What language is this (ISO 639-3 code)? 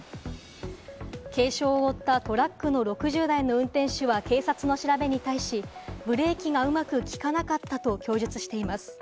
jpn